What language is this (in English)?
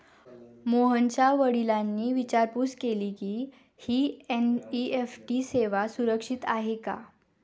Marathi